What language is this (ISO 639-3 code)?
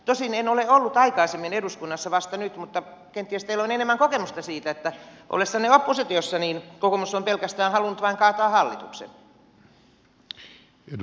fin